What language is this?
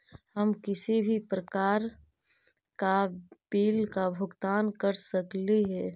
Magahi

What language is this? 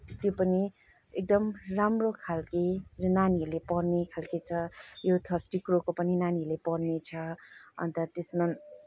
Nepali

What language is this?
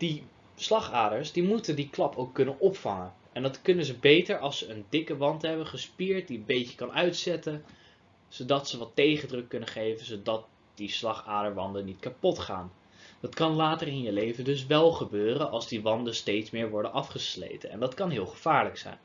Dutch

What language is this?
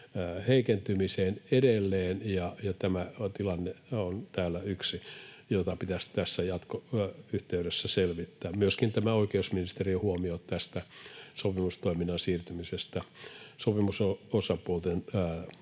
Finnish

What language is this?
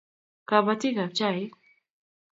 Kalenjin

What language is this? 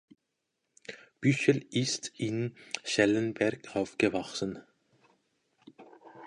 German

